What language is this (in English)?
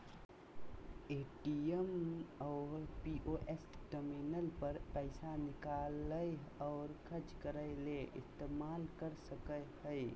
Magahi